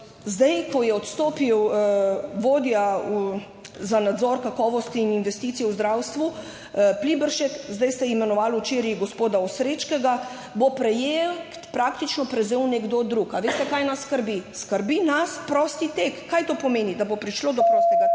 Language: Slovenian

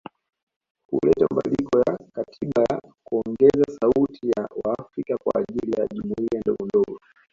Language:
Swahili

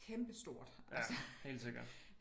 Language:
Danish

